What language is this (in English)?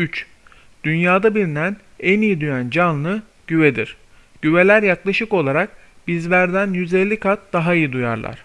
Turkish